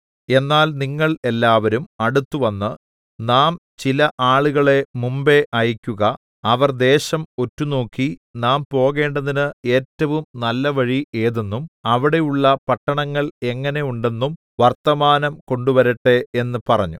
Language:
Malayalam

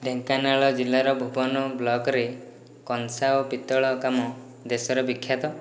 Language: Odia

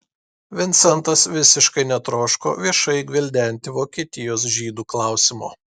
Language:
Lithuanian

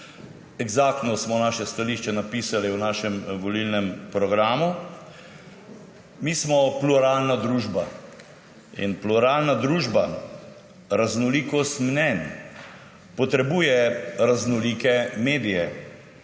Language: Slovenian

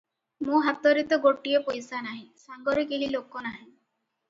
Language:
Odia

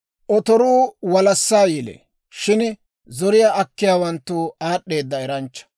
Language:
Dawro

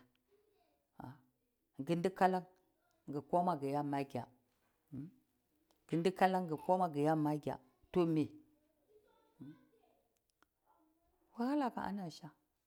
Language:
Cibak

